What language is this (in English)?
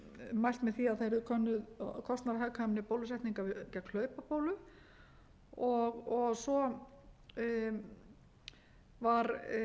Icelandic